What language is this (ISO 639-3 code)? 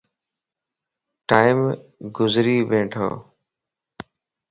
lss